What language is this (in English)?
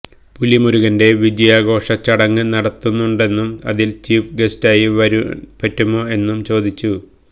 Malayalam